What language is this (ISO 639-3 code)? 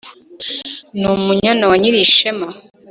kin